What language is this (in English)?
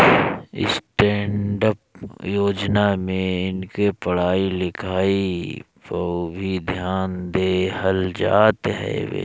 Bhojpuri